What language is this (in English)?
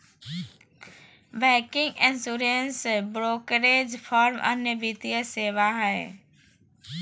Magahi